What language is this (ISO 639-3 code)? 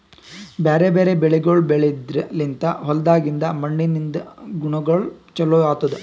kan